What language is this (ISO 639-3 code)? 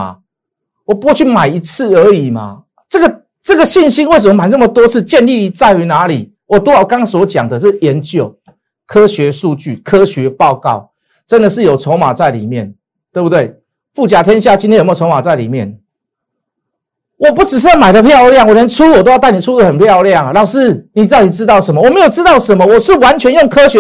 zho